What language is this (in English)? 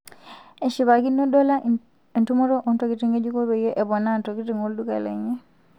Masai